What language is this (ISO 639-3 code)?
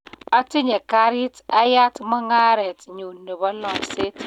kln